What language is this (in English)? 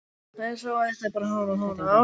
Icelandic